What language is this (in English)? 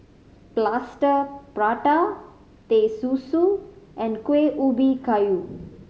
English